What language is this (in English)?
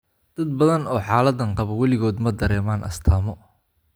Somali